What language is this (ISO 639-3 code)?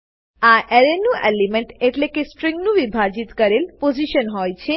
guj